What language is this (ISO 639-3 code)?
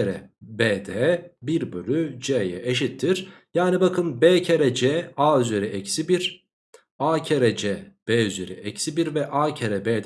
tur